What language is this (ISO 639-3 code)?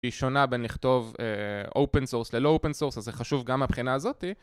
heb